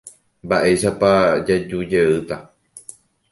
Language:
Guarani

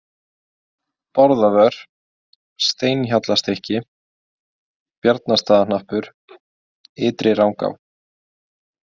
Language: Icelandic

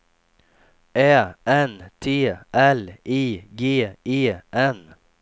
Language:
Swedish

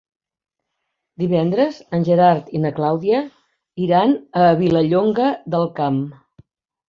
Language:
Catalan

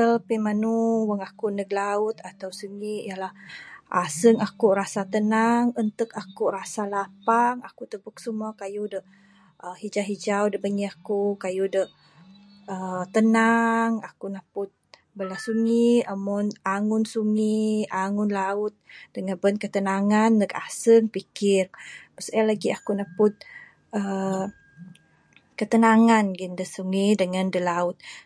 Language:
Bukar-Sadung Bidayuh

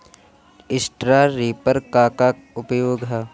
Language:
Bhojpuri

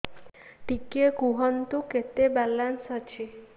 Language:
Odia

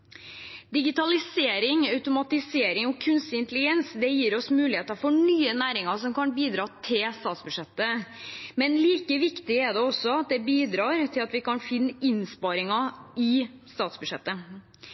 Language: Norwegian Bokmål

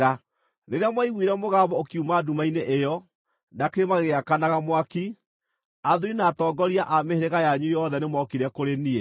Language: Kikuyu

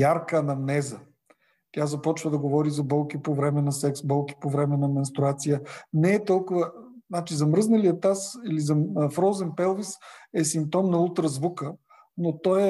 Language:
Bulgarian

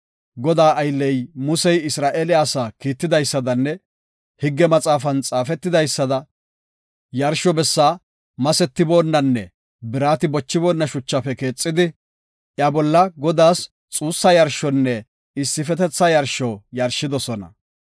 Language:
Gofa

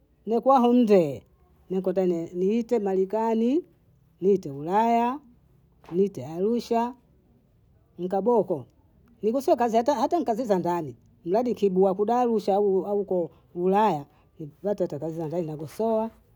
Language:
Bondei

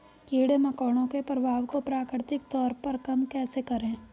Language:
Hindi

